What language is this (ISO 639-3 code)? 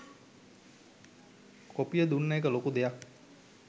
sin